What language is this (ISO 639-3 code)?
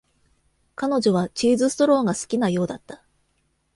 jpn